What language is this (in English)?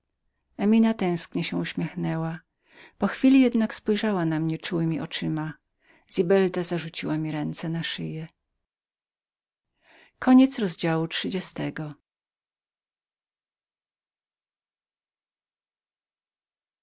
Polish